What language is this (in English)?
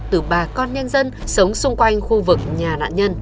Vietnamese